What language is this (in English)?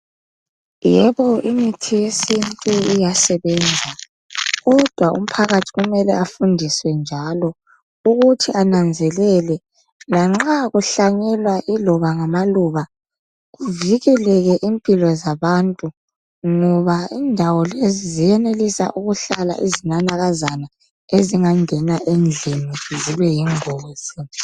North Ndebele